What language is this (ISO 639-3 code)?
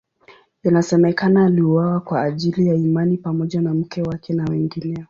swa